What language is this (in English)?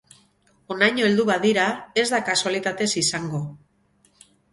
Basque